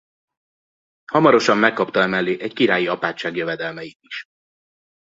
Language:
Hungarian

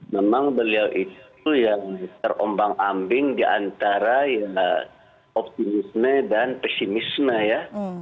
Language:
Indonesian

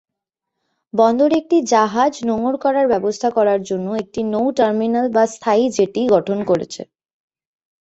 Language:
Bangla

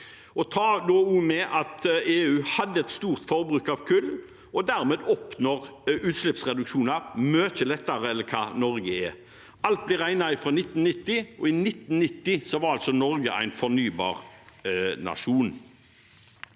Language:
Norwegian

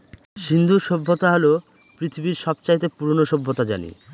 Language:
Bangla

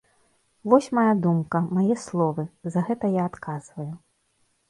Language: Belarusian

